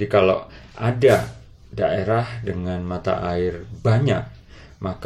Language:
Indonesian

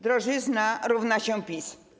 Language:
Polish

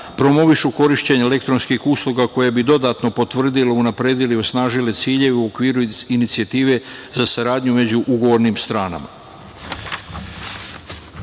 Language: Serbian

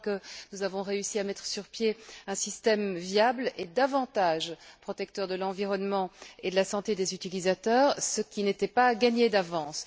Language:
French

